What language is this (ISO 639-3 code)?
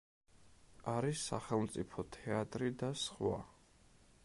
kat